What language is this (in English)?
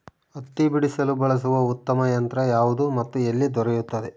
Kannada